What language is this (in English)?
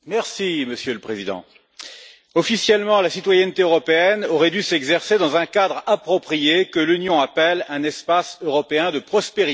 French